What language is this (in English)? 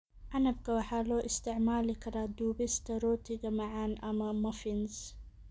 Somali